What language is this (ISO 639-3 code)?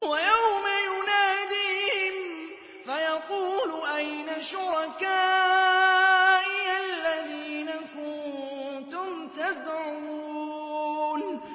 ara